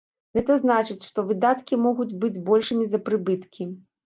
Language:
Belarusian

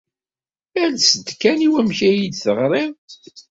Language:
Kabyle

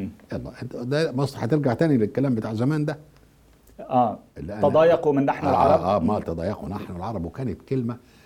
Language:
Arabic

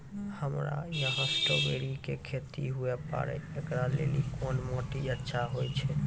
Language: Maithili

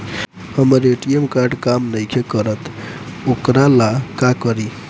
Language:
Bhojpuri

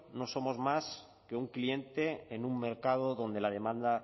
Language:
Spanish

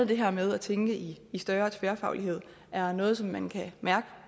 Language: Danish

